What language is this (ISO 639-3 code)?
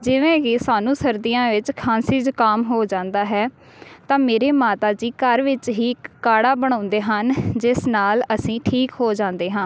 pan